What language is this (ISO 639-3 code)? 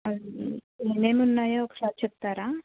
tel